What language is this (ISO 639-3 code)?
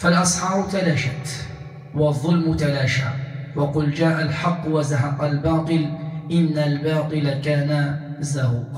ara